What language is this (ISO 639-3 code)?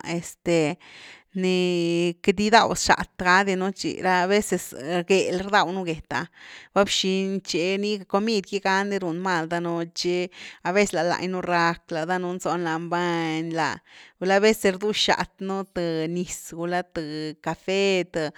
ztu